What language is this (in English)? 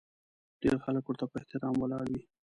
Pashto